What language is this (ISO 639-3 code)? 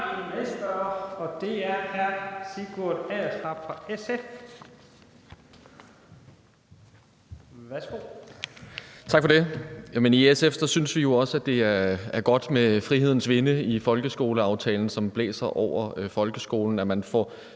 dan